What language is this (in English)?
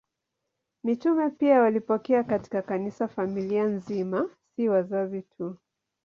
Swahili